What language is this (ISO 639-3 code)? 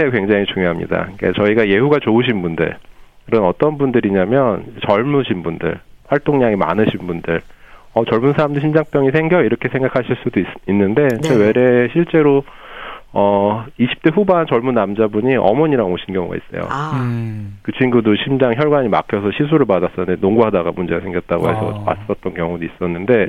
kor